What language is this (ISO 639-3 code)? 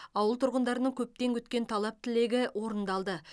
kaz